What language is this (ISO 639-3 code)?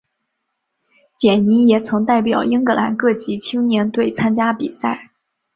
zho